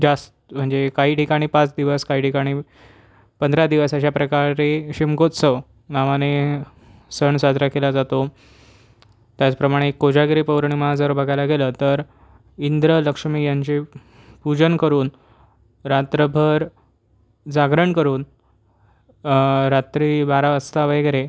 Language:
Marathi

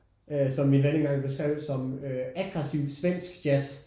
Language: Danish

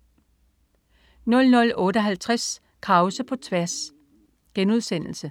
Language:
Danish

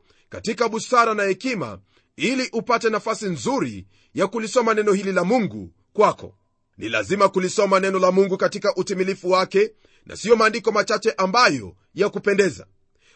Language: Swahili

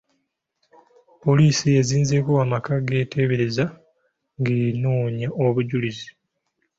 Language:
Ganda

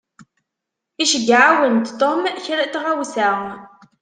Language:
Kabyle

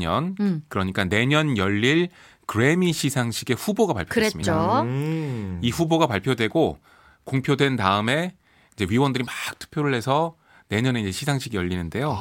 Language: Korean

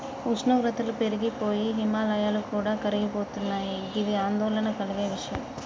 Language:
Telugu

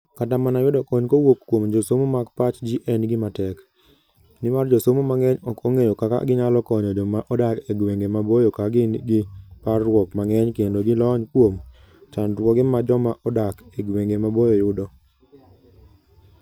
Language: Luo (Kenya and Tanzania)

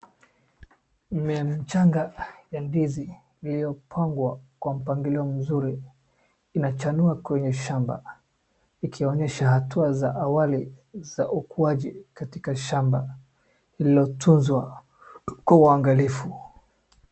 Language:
Swahili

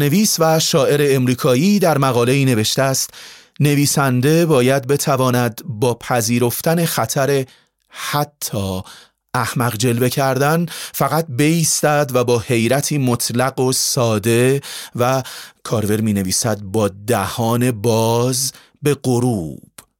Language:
Persian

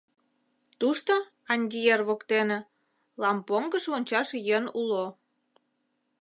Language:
Mari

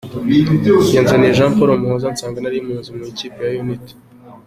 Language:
Kinyarwanda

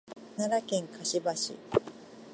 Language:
Japanese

